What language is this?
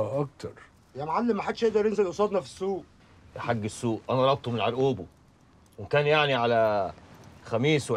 Arabic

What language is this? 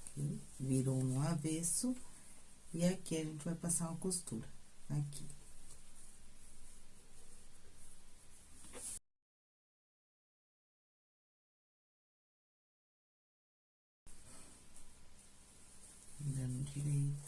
Portuguese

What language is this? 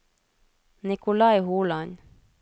Norwegian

